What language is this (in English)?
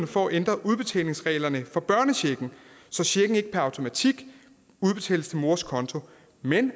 Danish